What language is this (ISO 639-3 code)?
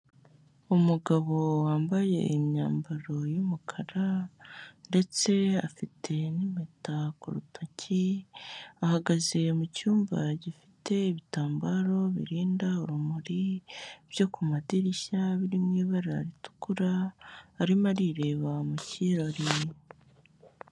kin